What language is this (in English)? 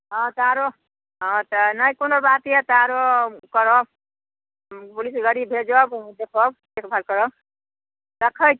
Maithili